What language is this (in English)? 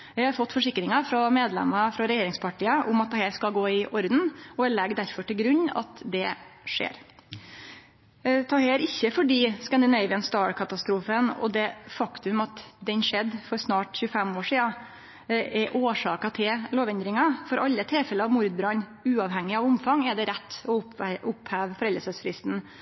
Norwegian Nynorsk